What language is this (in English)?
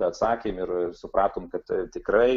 Lithuanian